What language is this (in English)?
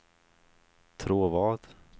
Swedish